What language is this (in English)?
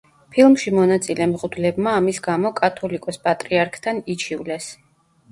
Georgian